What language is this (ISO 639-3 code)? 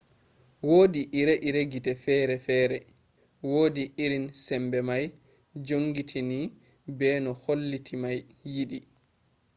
ful